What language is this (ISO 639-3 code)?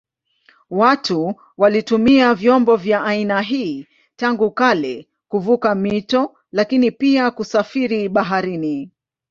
swa